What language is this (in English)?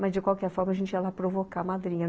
Portuguese